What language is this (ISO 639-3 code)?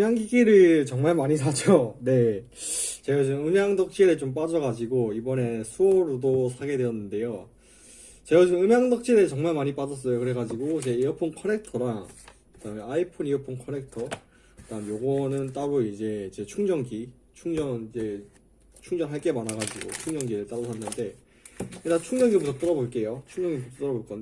kor